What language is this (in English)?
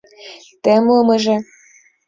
Mari